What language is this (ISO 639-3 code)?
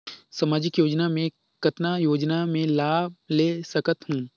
hne